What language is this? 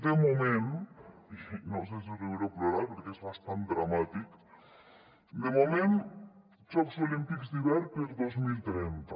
Catalan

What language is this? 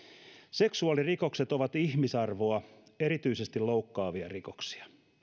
Finnish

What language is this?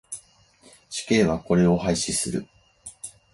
Japanese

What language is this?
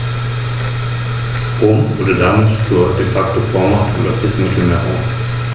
German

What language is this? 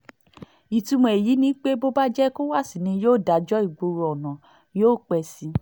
Yoruba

